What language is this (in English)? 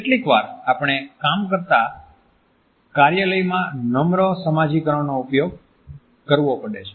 Gujarati